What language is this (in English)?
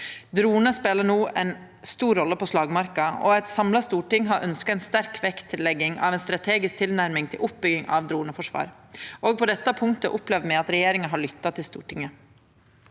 Norwegian